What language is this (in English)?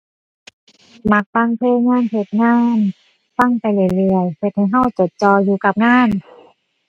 Thai